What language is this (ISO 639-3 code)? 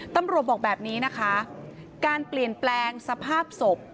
tha